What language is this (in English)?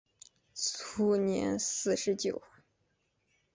Chinese